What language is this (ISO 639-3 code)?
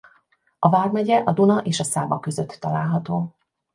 hun